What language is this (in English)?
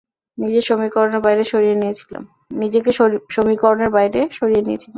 Bangla